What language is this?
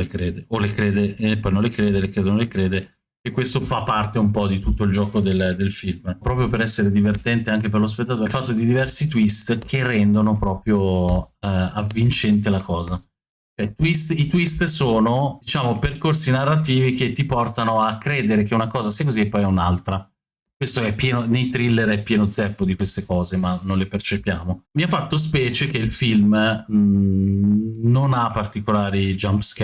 Italian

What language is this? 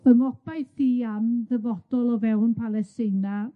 Welsh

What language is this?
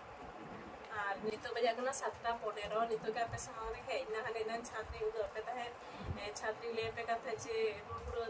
Hindi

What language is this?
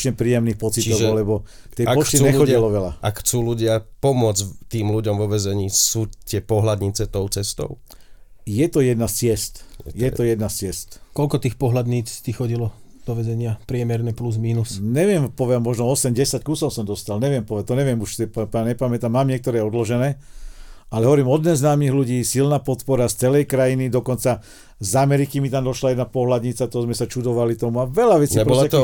Slovak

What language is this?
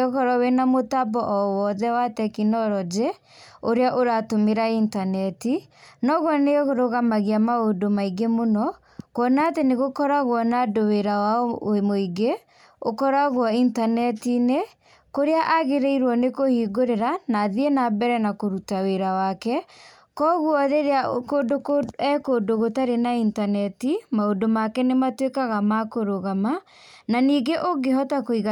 Kikuyu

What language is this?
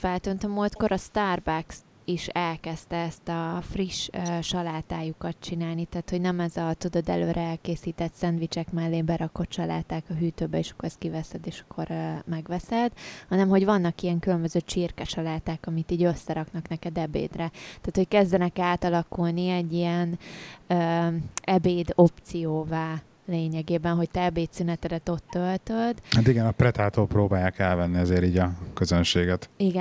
Hungarian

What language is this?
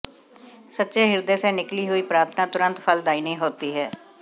Hindi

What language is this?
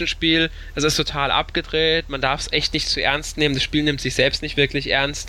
German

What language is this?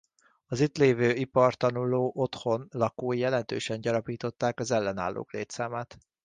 Hungarian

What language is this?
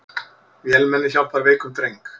Icelandic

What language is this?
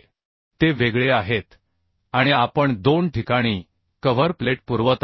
Marathi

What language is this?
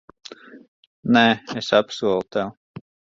Latvian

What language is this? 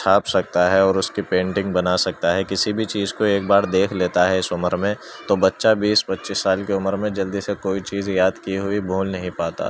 Urdu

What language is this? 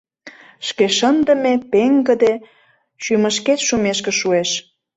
Mari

